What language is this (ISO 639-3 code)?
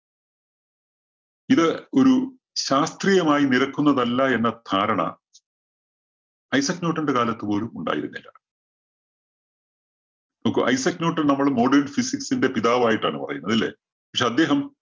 mal